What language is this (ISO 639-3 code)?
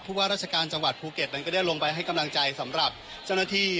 tha